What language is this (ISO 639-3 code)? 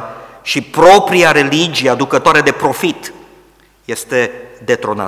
ron